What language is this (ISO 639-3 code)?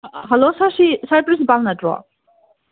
mni